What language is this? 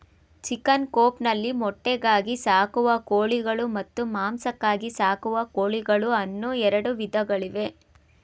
Kannada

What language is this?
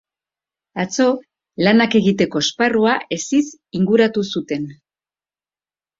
Basque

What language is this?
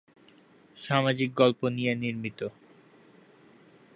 Bangla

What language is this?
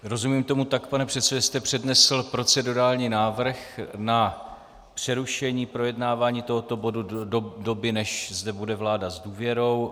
Czech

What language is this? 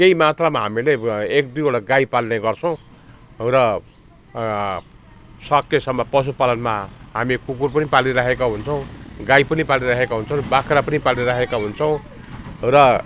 Nepali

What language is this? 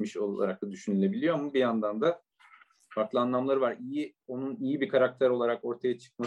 Turkish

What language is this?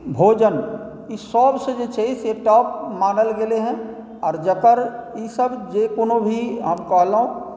Maithili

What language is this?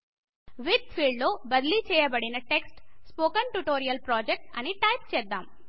Telugu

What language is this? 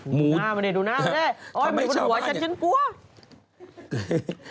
Thai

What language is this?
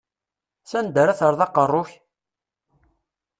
Kabyle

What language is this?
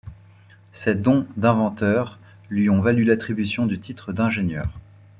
French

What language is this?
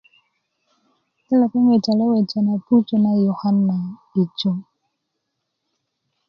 Kuku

